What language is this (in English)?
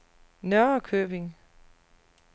Danish